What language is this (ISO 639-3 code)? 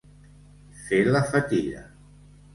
cat